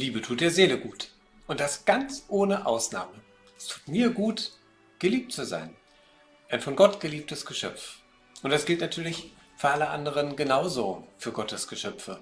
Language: German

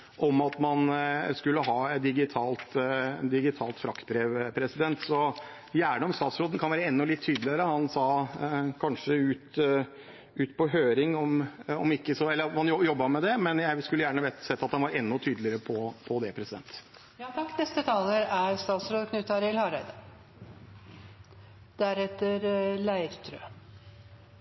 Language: Norwegian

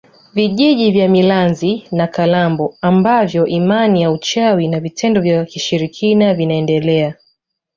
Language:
Swahili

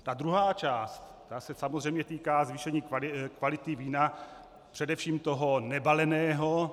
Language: Czech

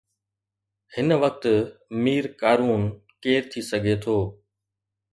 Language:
Sindhi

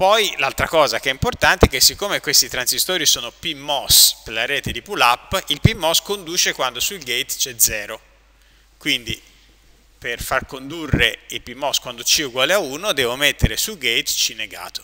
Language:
Italian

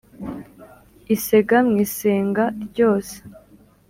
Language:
Kinyarwanda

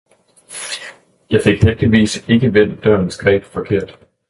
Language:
Danish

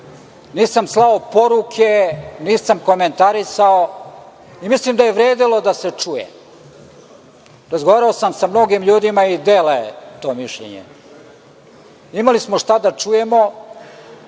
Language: Serbian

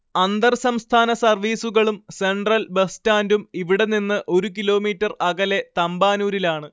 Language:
Malayalam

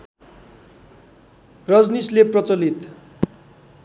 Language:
Nepali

